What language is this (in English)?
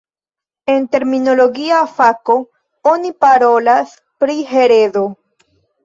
Esperanto